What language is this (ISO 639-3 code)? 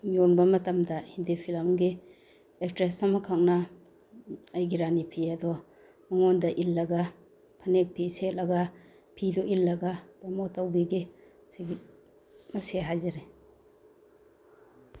mni